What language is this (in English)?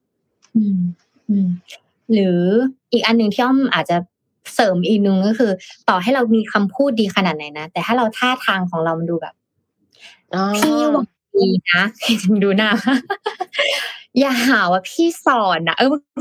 Thai